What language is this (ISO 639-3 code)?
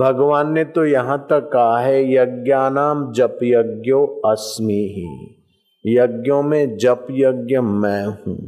hin